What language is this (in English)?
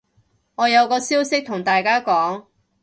Cantonese